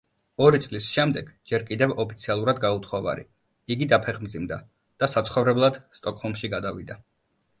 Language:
Georgian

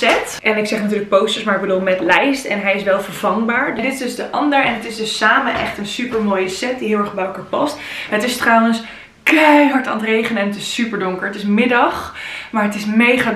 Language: Dutch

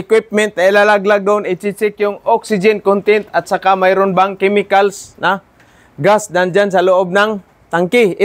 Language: Filipino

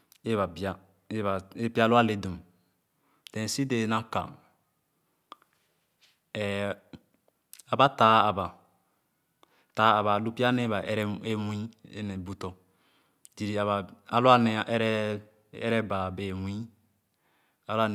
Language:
Khana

